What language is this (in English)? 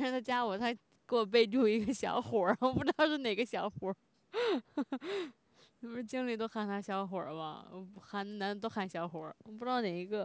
Chinese